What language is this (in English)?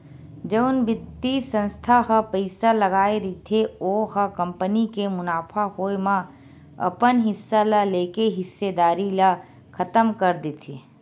Chhattisgarhi